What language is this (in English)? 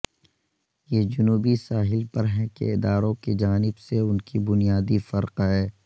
Urdu